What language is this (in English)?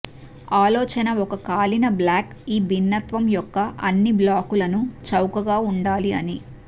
Telugu